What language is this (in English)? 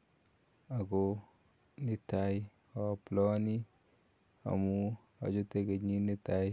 Kalenjin